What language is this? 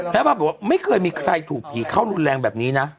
Thai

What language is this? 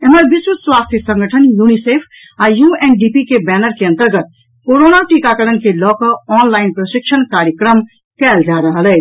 Maithili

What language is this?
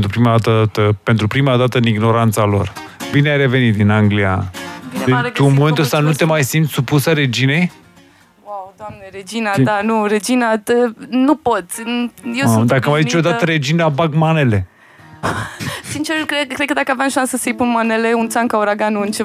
Romanian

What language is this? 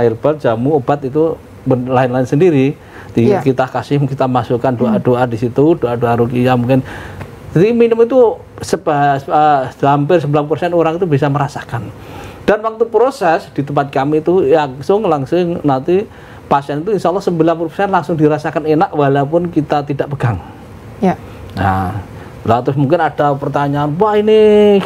Indonesian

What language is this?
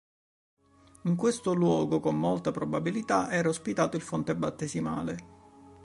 Italian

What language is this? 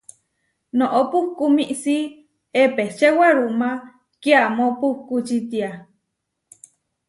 Huarijio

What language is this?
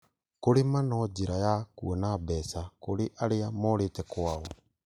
Kikuyu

